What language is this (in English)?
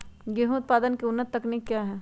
Magahi